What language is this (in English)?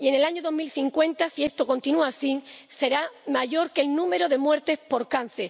Spanish